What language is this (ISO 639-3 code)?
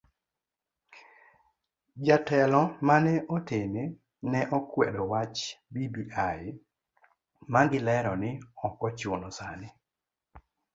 luo